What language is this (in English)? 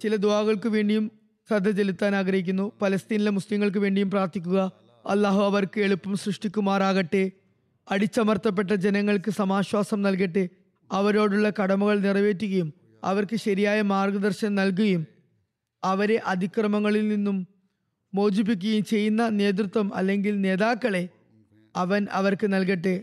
Malayalam